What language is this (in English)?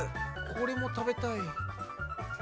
Japanese